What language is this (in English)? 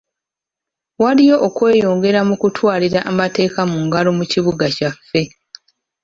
Ganda